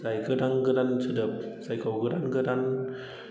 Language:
Bodo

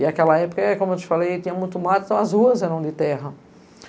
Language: Portuguese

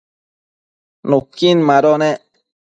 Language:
Matsés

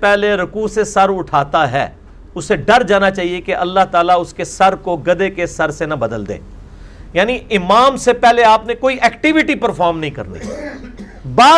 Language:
Urdu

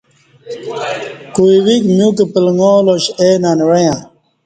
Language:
Kati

